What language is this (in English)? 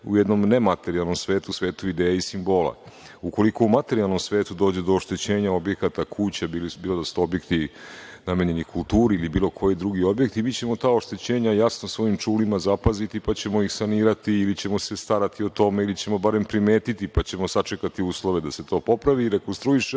Serbian